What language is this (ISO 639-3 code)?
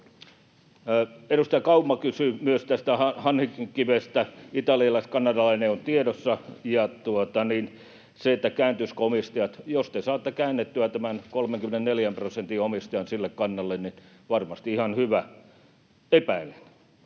fin